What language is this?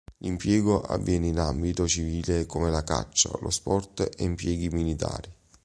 Italian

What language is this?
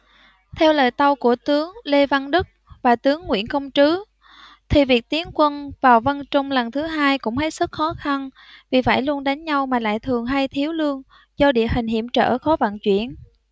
Vietnamese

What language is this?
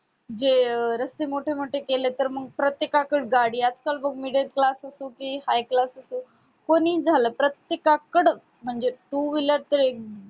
Marathi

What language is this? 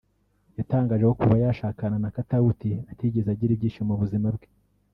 Kinyarwanda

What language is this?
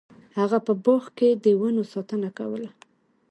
Pashto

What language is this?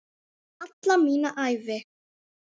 Icelandic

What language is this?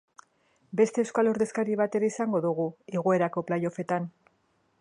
Basque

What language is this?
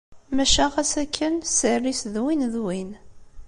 Kabyle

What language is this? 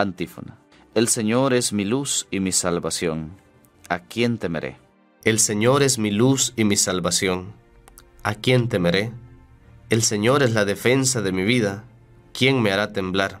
Spanish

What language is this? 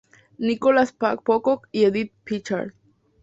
Spanish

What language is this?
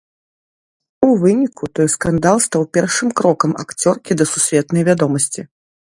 Belarusian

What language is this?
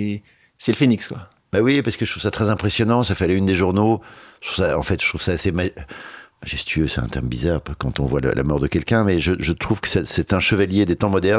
French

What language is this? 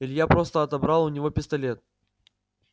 Russian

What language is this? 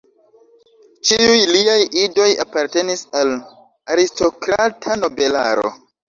Esperanto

